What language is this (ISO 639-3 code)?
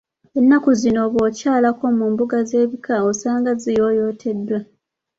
lug